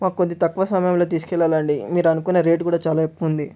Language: Telugu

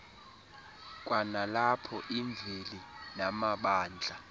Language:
Xhosa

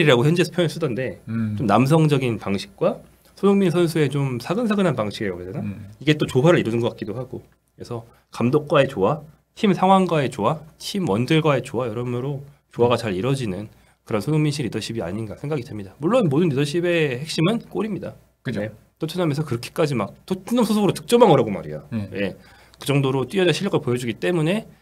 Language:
Korean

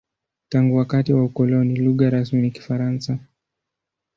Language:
Swahili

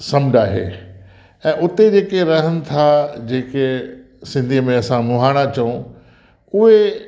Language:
Sindhi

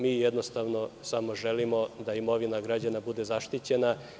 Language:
Serbian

